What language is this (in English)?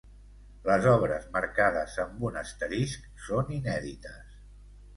Catalan